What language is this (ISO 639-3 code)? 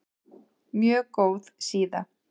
isl